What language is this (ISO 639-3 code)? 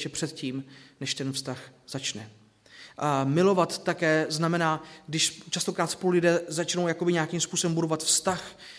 ces